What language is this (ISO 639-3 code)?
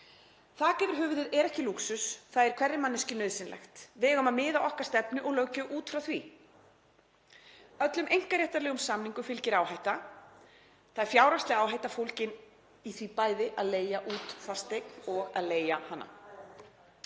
isl